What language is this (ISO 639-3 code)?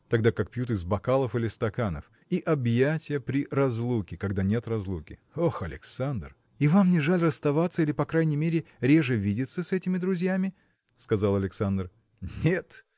rus